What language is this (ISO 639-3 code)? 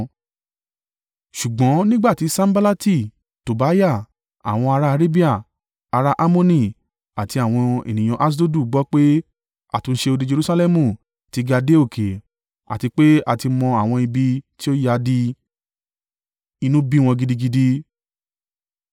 yor